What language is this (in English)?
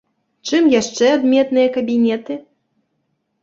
Belarusian